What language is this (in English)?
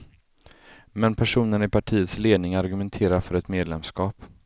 Swedish